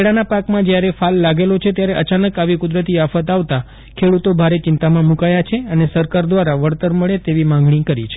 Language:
Gujarati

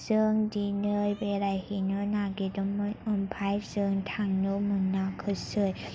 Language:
Bodo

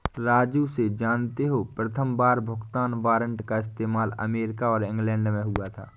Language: Hindi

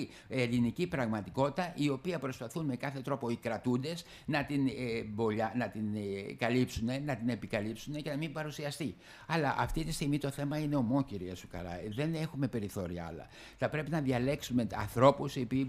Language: Greek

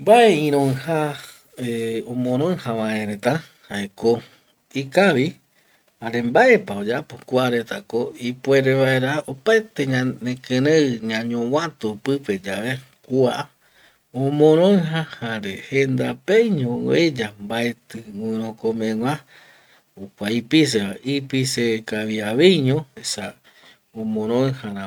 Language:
Eastern Bolivian Guaraní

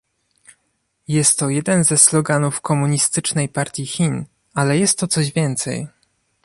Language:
Polish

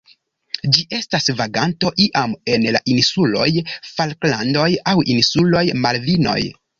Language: Esperanto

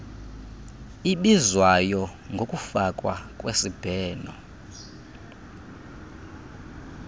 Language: Xhosa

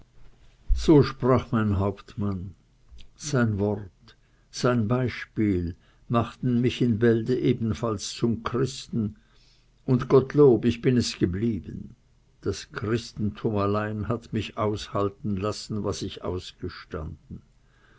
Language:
German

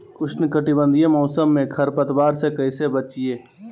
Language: Magahi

